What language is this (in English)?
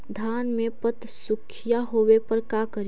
Magahi